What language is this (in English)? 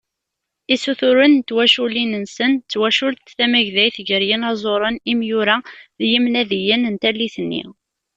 Kabyle